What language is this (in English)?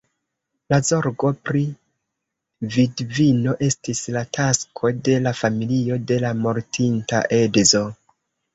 Esperanto